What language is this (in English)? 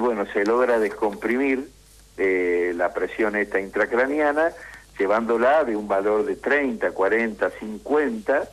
Spanish